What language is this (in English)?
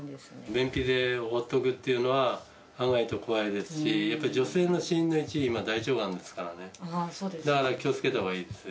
Japanese